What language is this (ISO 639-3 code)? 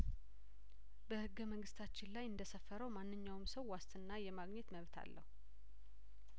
amh